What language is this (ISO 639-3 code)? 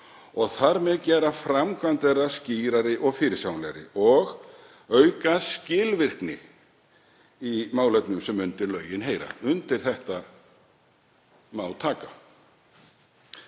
isl